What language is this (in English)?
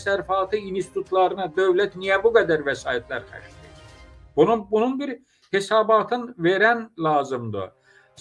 Turkish